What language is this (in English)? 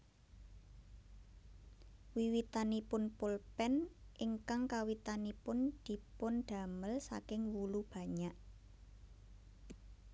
Javanese